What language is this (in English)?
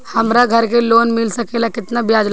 Bhojpuri